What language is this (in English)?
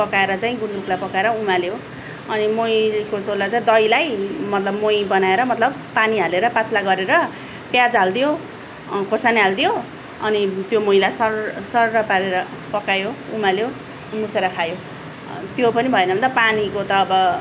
Nepali